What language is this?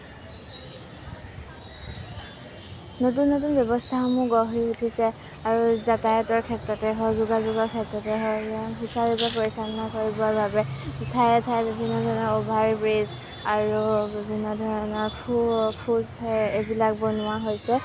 Assamese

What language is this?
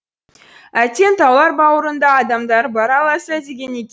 Kazakh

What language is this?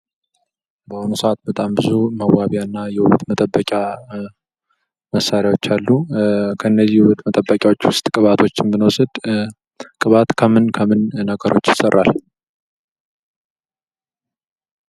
Amharic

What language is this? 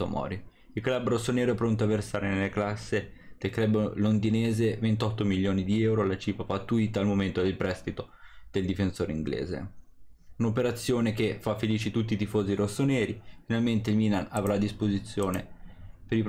Italian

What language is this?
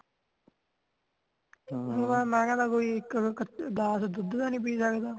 Punjabi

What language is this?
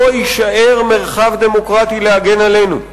Hebrew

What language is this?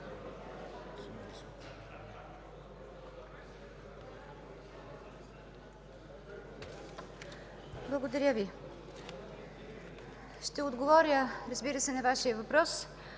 Bulgarian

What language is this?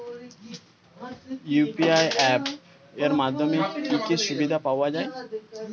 Bangla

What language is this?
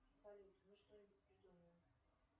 Russian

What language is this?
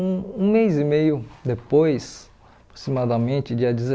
Portuguese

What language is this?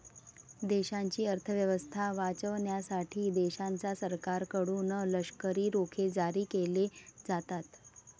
Marathi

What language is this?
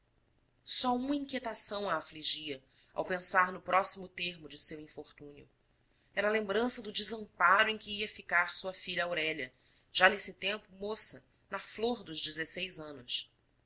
Portuguese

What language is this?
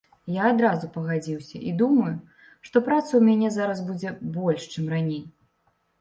Belarusian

